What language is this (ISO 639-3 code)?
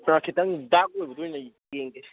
mni